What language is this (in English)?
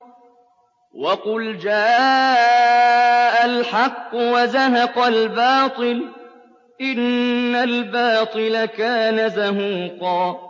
Arabic